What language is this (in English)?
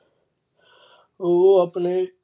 Punjabi